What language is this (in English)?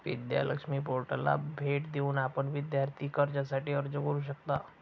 Marathi